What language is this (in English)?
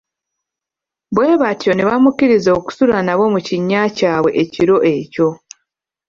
Ganda